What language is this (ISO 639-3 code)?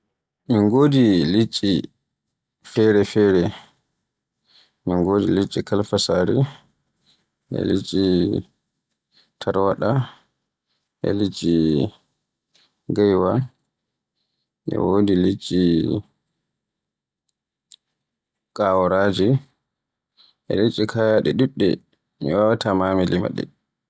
fue